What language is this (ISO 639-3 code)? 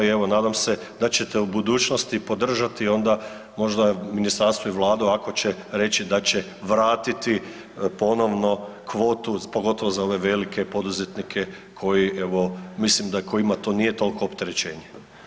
hrv